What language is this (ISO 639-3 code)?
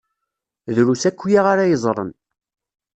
kab